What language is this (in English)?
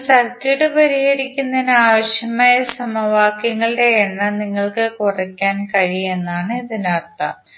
Malayalam